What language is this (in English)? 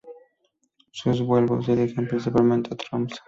Spanish